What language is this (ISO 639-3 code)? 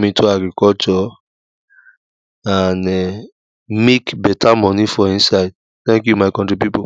pcm